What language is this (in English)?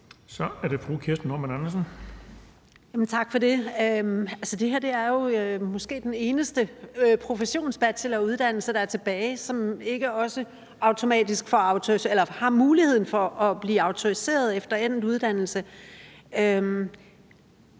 Danish